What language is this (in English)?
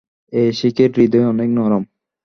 Bangla